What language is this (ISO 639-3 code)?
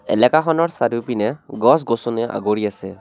asm